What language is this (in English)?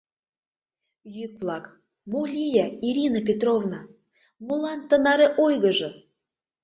Mari